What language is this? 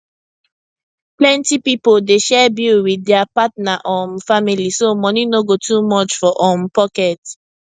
Nigerian Pidgin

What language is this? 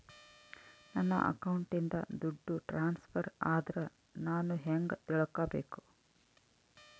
Kannada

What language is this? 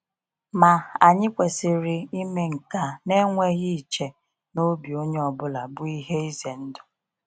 Igbo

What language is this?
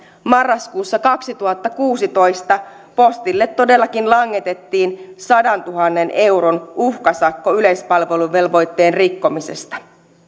Finnish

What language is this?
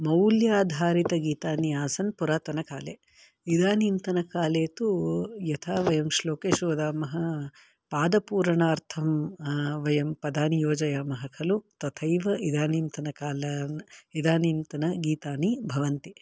Sanskrit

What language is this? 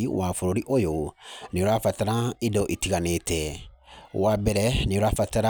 Kikuyu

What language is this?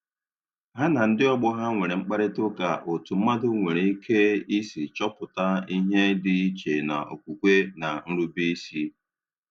Igbo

